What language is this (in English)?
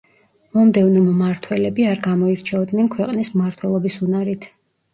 Georgian